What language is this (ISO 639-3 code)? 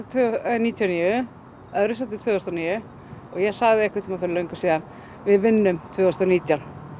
isl